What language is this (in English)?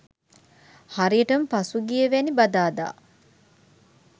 Sinhala